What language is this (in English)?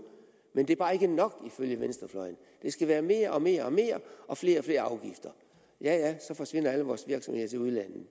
Danish